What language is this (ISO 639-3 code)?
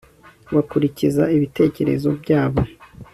kin